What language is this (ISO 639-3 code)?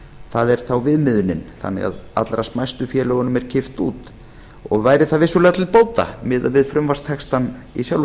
isl